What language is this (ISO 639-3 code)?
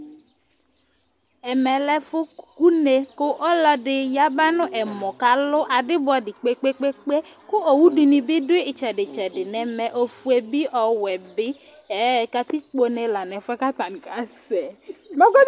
kpo